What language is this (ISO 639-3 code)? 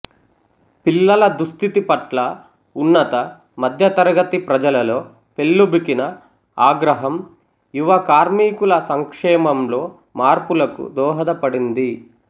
tel